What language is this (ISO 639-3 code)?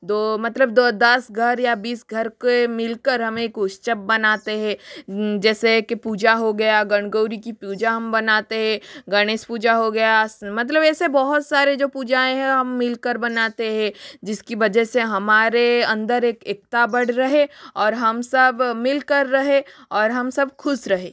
hin